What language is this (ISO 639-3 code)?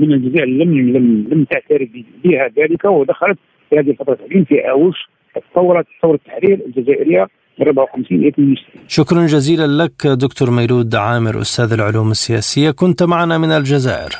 ara